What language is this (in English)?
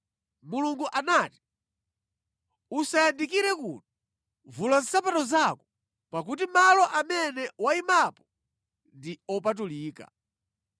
Nyanja